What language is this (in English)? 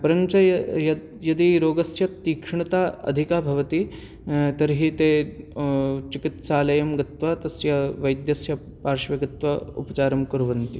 Sanskrit